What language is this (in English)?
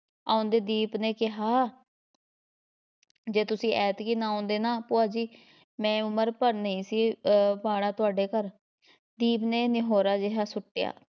Punjabi